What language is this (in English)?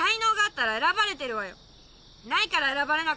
Japanese